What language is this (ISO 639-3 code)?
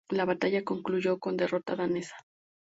spa